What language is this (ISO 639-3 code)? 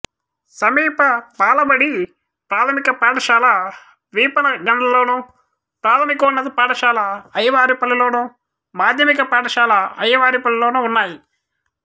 tel